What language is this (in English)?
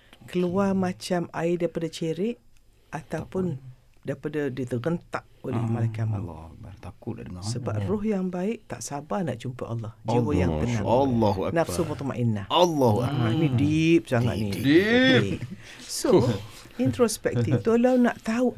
Malay